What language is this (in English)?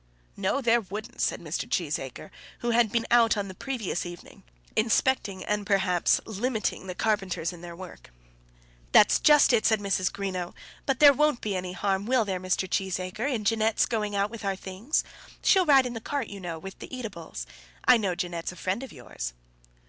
English